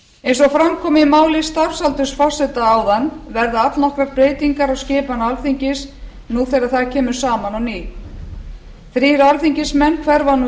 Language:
Icelandic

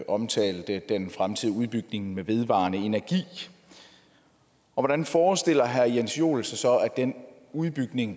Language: Danish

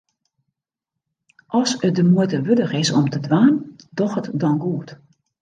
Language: Western Frisian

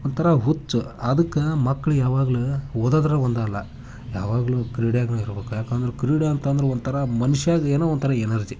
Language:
Kannada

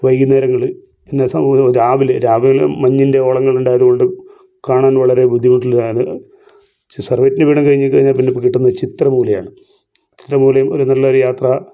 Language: Malayalam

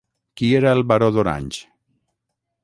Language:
Catalan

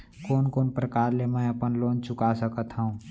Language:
Chhattisgarhi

